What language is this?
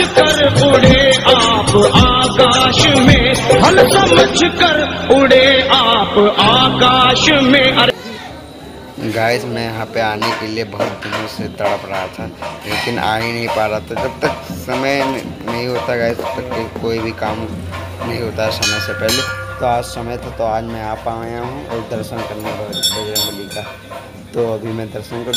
Hindi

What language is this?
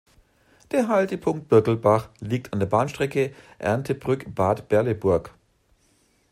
German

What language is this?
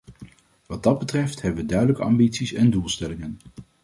Dutch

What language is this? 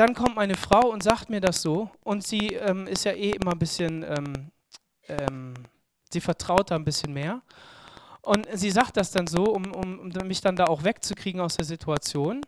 German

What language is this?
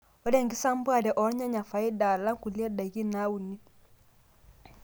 Masai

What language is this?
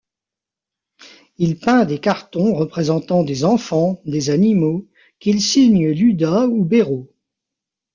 French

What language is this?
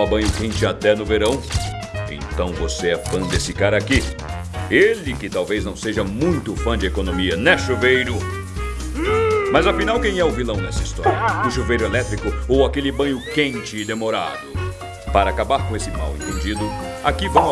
Portuguese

